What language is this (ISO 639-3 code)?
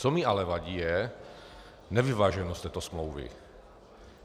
ces